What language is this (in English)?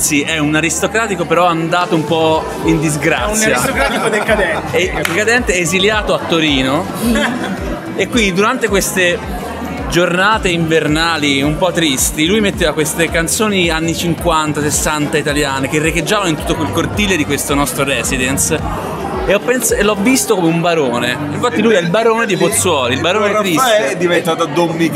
Italian